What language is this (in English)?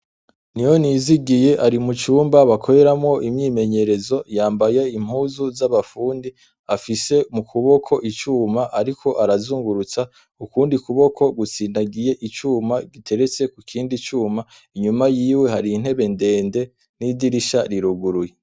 Rundi